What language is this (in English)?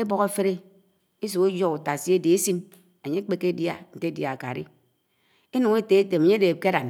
Anaang